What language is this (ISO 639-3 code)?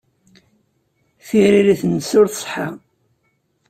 kab